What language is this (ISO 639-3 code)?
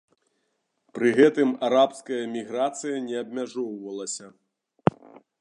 bel